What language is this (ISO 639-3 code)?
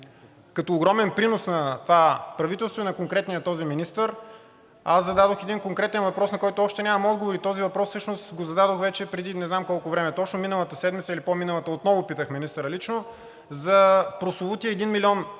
bul